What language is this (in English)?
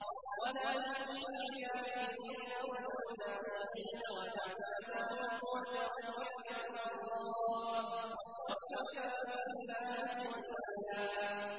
Arabic